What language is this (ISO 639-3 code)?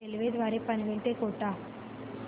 mar